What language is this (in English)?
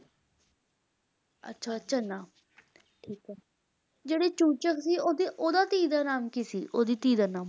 Punjabi